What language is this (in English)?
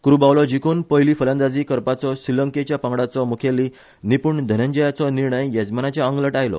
Konkani